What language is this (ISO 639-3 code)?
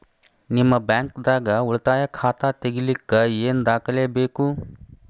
kan